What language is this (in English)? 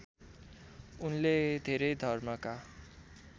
Nepali